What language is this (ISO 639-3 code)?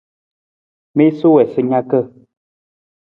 nmz